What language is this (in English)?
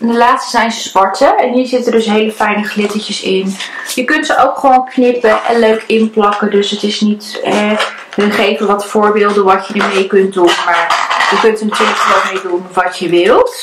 Dutch